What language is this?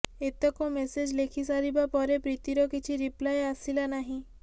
Odia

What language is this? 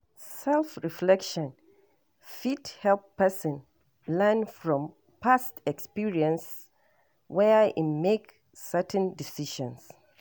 Nigerian Pidgin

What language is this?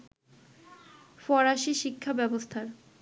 Bangla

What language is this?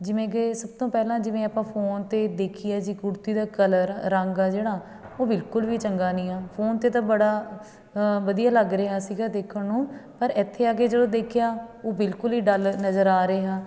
Punjabi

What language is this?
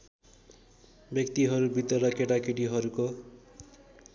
Nepali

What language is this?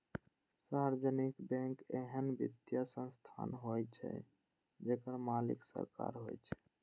Maithili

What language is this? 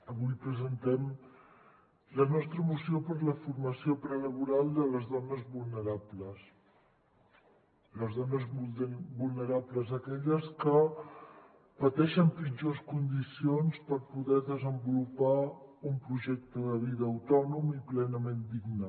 Catalan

